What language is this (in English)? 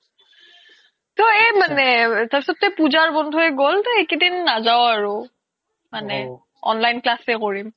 Assamese